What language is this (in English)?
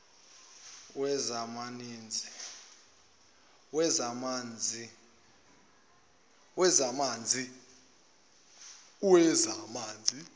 Zulu